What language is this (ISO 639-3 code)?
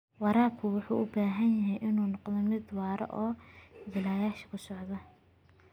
som